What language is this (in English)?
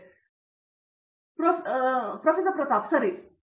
Kannada